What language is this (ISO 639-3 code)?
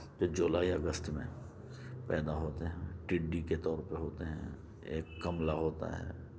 urd